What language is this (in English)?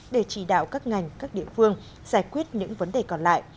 Vietnamese